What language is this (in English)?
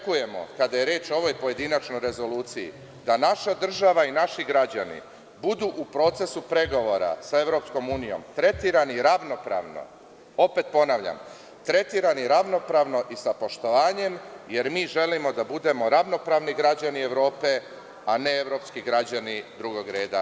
Serbian